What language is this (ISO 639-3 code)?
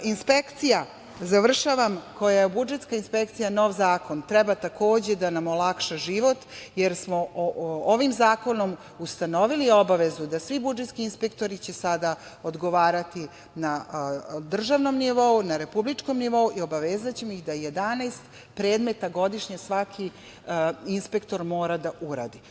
srp